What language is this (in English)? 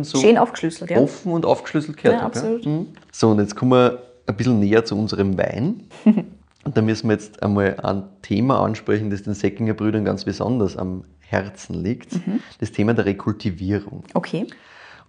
German